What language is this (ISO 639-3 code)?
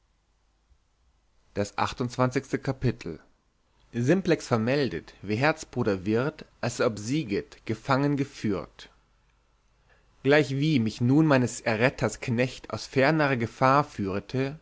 deu